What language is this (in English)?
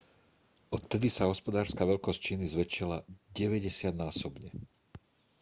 Slovak